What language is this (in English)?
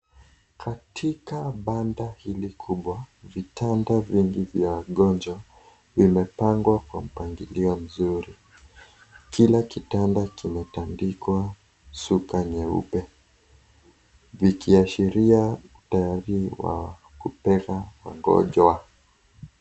Swahili